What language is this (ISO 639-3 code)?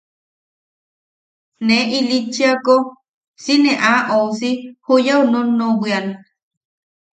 yaq